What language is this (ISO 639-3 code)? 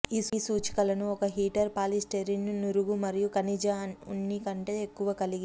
tel